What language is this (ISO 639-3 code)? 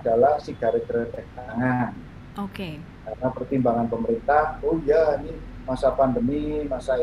ind